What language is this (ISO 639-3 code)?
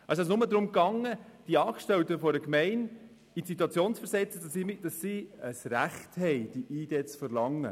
gsw